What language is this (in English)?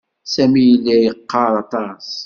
Kabyle